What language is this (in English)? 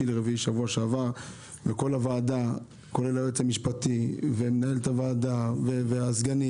Hebrew